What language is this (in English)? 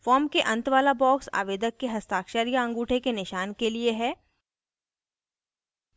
Hindi